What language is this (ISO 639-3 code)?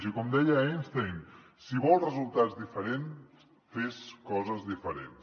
cat